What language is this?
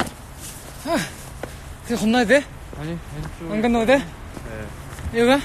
Korean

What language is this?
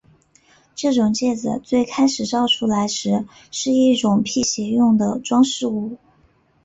Chinese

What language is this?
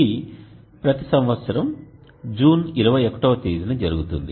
Telugu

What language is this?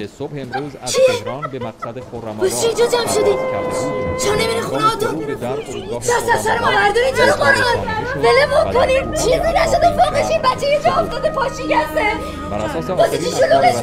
Persian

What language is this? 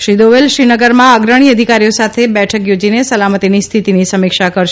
Gujarati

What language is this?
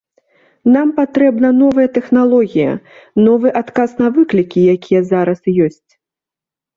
Belarusian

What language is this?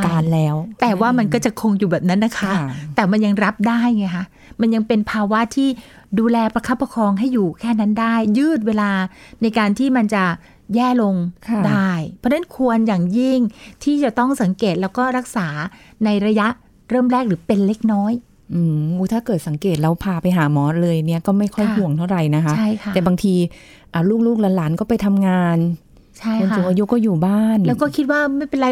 Thai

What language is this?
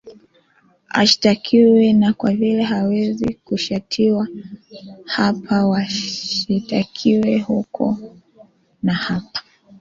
Swahili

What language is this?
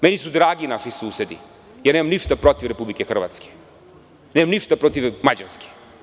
Serbian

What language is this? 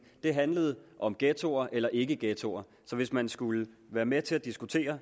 Danish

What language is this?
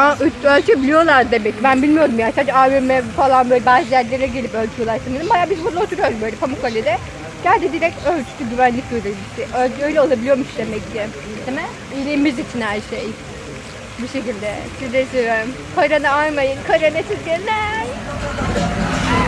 Turkish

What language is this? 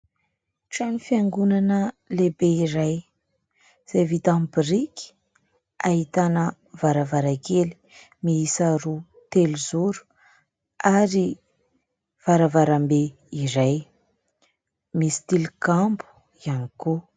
Malagasy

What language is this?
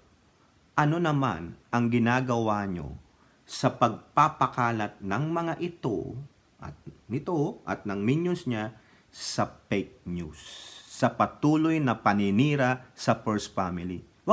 Filipino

